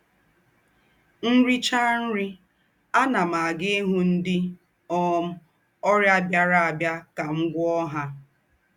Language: Igbo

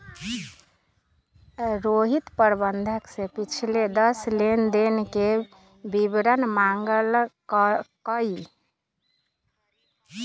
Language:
Magahi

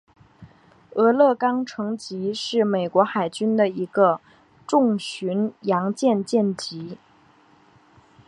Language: Chinese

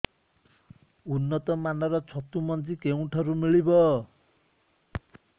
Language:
Odia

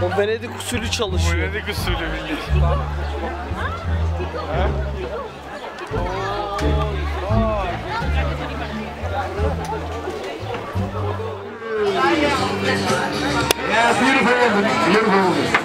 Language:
Turkish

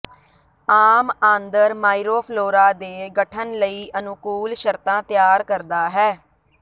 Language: Punjabi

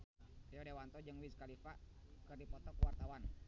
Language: Sundanese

